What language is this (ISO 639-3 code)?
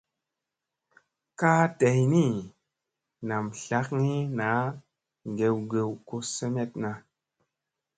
mse